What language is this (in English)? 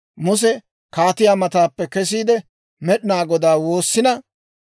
Dawro